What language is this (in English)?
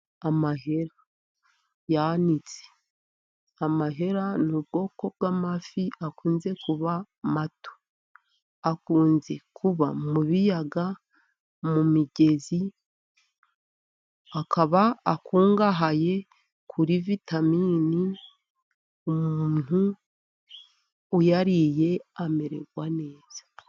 Kinyarwanda